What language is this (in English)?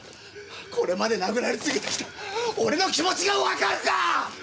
Japanese